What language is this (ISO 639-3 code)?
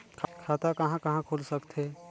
hne